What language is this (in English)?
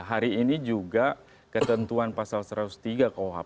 Indonesian